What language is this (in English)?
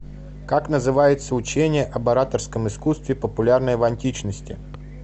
Russian